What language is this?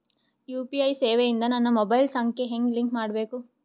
Kannada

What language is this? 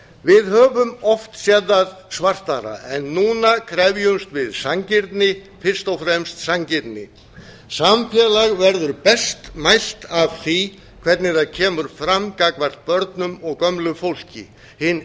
Icelandic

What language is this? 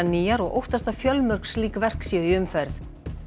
Icelandic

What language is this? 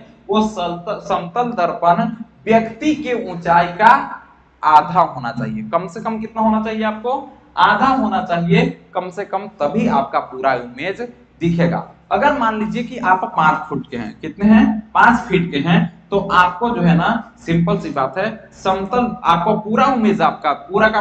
Hindi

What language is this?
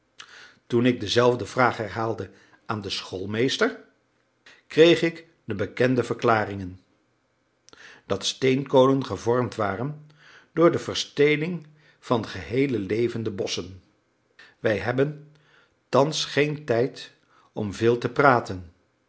Dutch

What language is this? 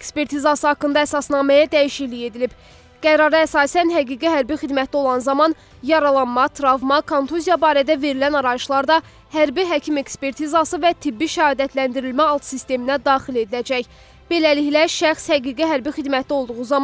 Turkish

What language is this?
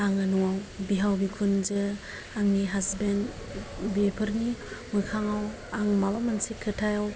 Bodo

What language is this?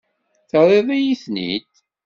Kabyle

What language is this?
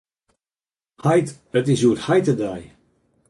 Western Frisian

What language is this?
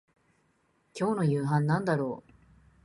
Japanese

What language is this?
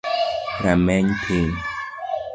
Luo (Kenya and Tanzania)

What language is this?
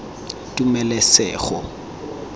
Tswana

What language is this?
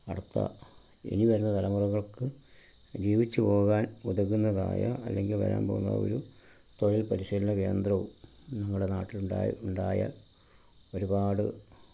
Malayalam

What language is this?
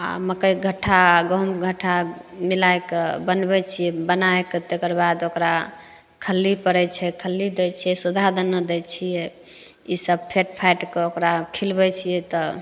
Maithili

